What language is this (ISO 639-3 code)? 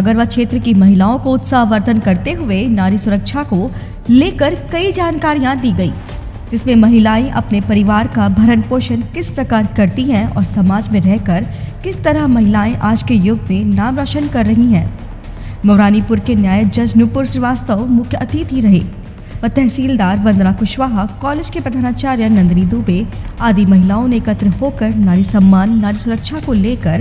hin